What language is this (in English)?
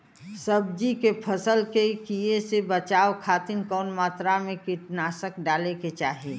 Bhojpuri